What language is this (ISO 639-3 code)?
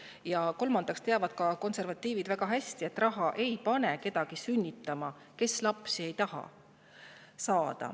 est